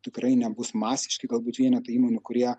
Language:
Lithuanian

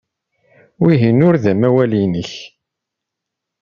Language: Kabyle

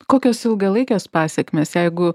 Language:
Lithuanian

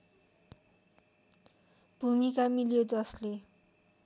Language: Nepali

